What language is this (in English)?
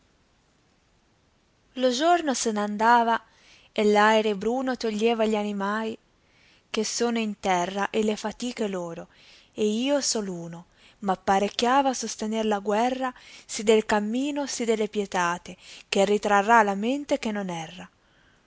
Italian